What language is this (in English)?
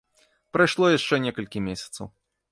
Belarusian